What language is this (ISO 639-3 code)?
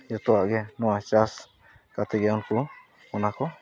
sat